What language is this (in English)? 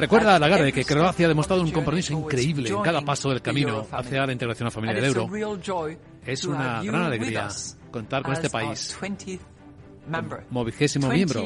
Spanish